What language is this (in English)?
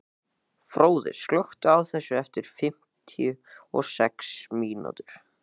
Icelandic